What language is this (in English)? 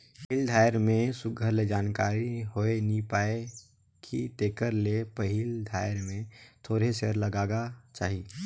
Chhattisgarhi